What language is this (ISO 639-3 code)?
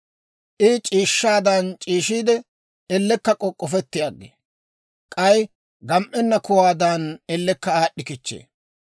dwr